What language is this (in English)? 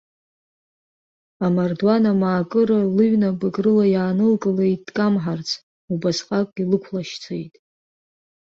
Abkhazian